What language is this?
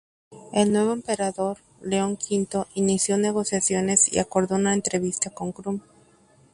Spanish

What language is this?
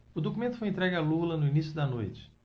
Portuguese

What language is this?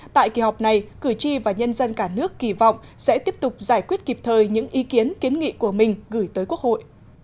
Vietnamese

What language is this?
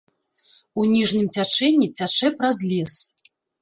Belarusian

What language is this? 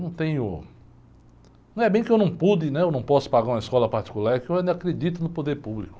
Portuguese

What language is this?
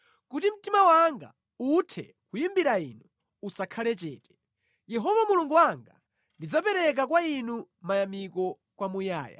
Nyanja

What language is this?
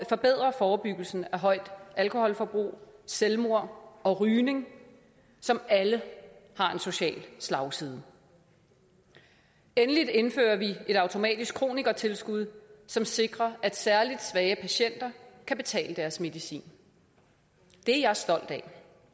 Danish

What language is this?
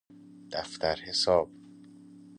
Persian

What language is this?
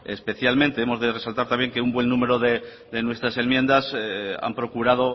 Spanish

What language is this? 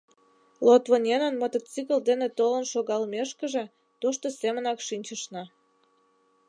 Mari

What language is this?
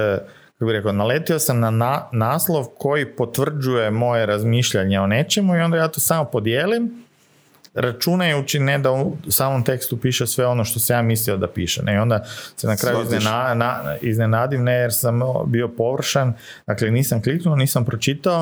Croatian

